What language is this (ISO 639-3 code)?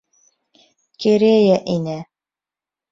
bak